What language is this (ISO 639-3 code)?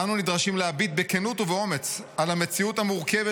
heb